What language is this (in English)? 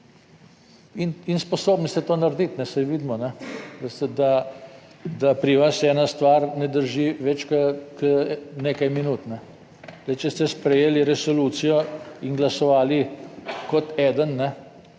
Slovenian